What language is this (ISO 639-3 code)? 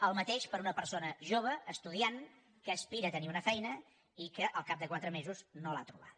cat